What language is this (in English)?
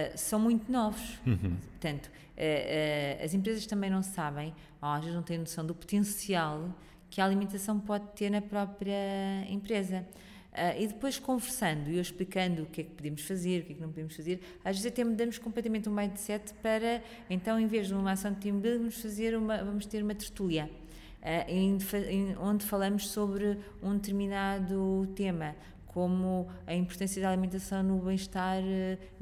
Portuguese